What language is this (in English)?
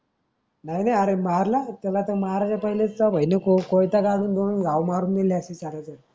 Marathi